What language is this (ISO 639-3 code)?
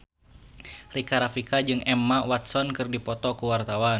sun